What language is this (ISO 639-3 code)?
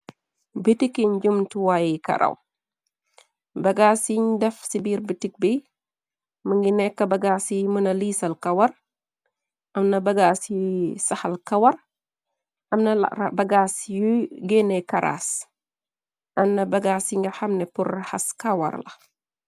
wol